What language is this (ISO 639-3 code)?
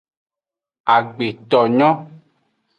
ajg